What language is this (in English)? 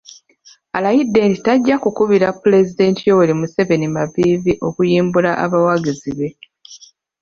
Ganda